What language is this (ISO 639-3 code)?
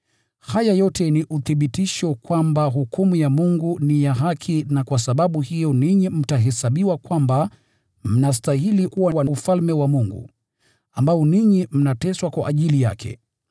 swa